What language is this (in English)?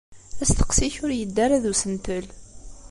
Kabyle